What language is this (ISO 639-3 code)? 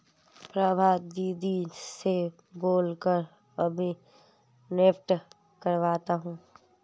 hin